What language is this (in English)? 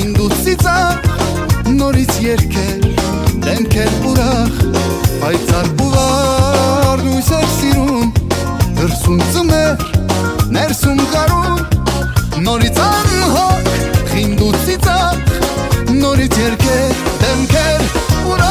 Persian